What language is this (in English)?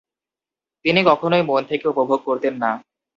Bangla